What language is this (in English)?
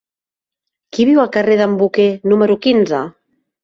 Catalan